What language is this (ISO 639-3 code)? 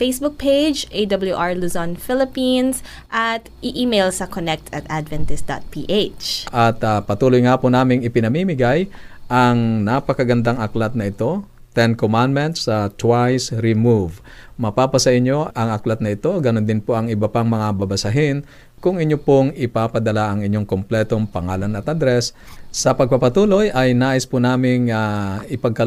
fil